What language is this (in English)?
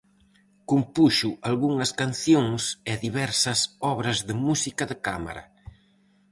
Galician